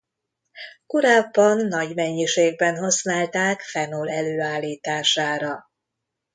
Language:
Hungarian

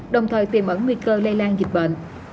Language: Vietnamese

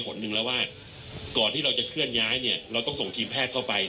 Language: Thai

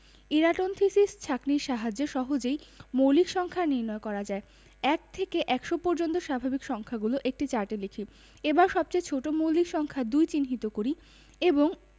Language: Bangla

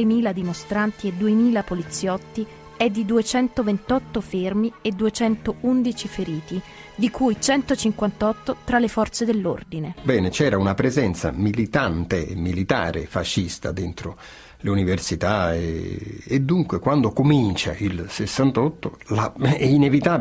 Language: Italian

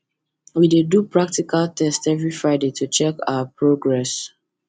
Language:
Nigerian Pidgin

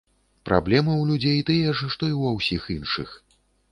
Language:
Belarusian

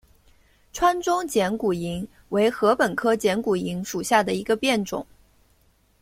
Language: Chinese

